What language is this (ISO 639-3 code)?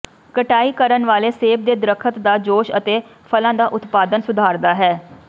pan